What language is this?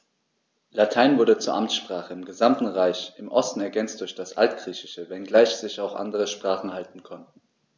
German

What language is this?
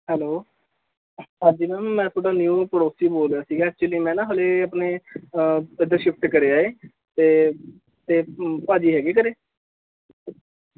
Punjabi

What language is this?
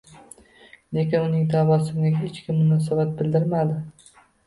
Uzbek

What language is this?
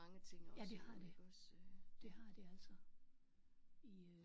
Danish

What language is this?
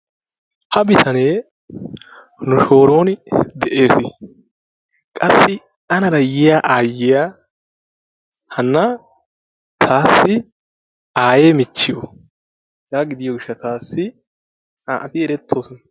Wolaytta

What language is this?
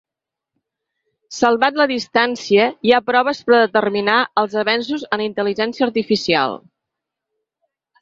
Catalan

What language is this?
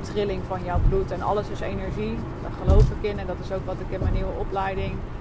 Dutch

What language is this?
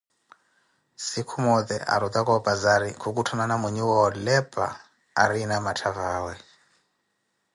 Koti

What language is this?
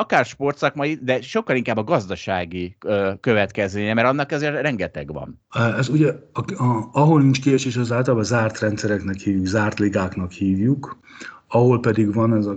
Hungarian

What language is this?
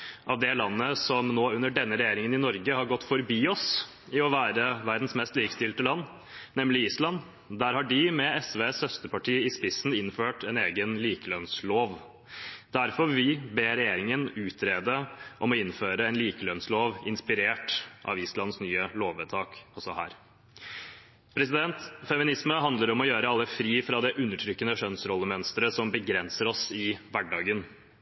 Norwegian Bokmål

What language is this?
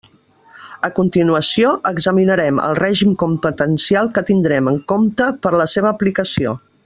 Catalan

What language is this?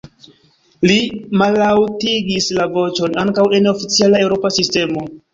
Esperanto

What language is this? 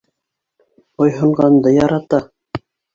Bashkir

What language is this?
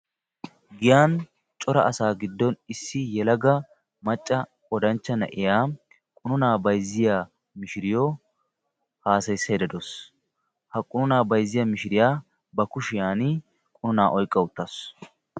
Wolaytta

